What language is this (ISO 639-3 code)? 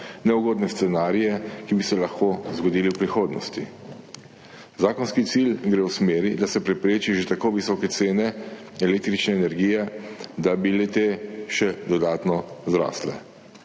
slv